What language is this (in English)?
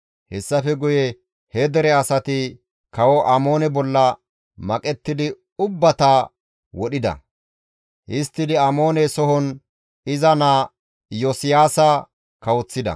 Gamo